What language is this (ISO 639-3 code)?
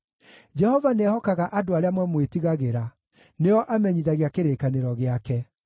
kik